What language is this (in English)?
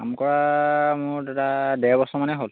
Assamese